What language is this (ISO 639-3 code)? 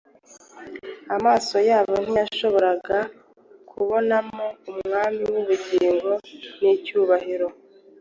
kin